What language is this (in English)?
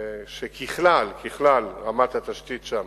Hebrew